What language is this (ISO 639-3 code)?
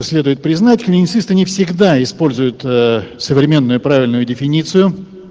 rus